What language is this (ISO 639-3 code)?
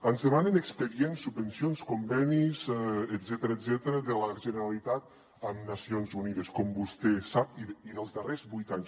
cat